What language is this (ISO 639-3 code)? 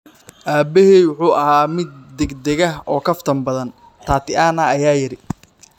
som